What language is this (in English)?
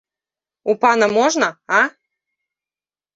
Belarusian